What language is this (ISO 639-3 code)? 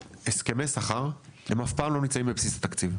heb